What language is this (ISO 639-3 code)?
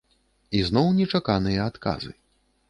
bel